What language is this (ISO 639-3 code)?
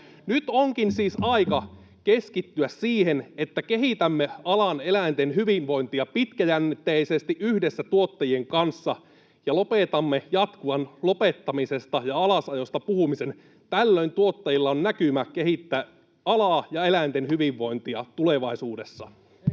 fin